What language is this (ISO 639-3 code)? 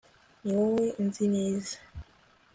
kin